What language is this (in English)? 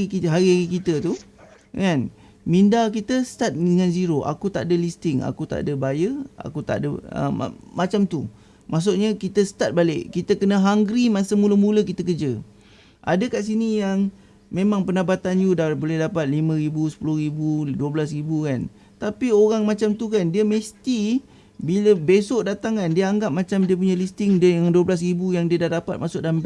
Malay